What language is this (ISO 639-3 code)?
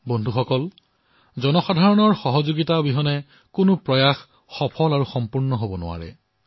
asm